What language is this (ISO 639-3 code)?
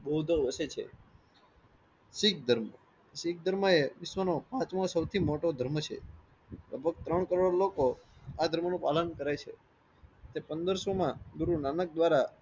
guj